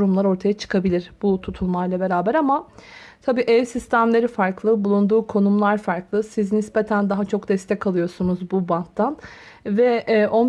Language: Turkish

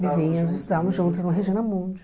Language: Portuguese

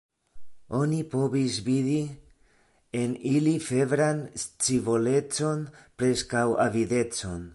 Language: Esperanto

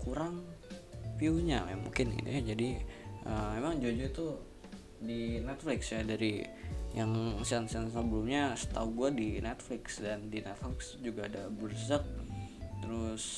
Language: Indonesian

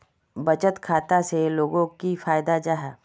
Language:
Magahi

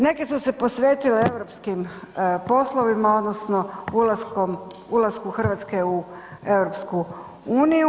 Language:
Croatian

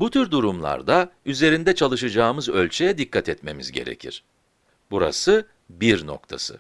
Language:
Turkish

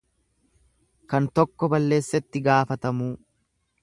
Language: Oromo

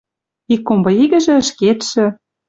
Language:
Western Mari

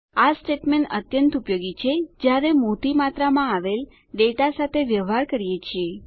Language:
Gujarati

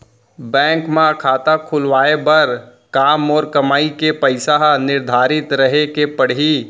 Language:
Chhattisgarhi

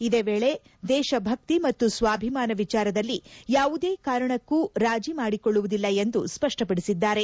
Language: Kannada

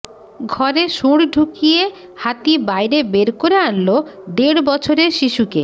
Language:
Bangla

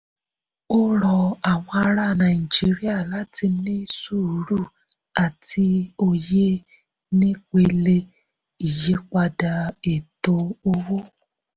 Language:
Yoruba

